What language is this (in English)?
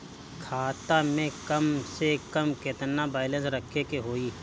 Bhojpuri